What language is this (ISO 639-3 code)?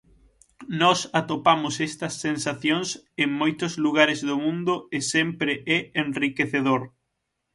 glg